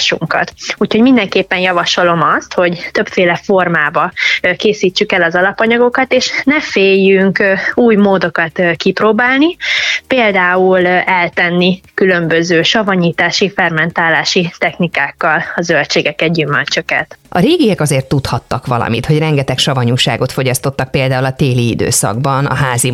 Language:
Hungarian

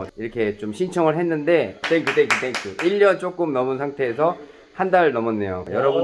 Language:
Korean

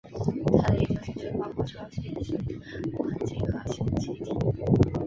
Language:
Chinese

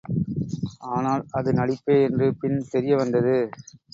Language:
Tamil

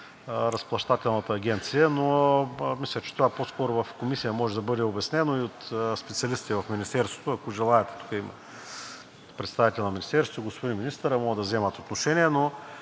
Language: Bulgarian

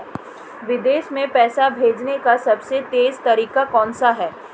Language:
Hindi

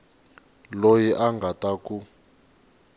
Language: Tsonga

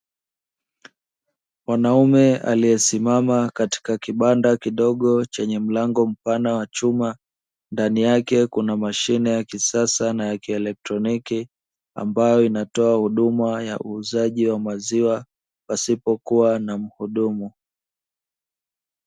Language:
Swahili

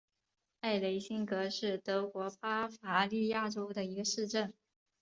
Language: Chinese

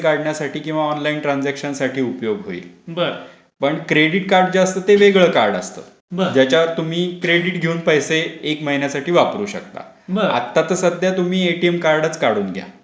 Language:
Marathi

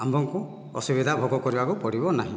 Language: Odia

